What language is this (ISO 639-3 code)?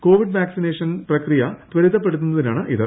mal